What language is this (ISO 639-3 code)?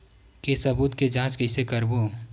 hne